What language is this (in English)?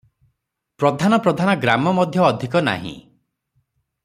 Odia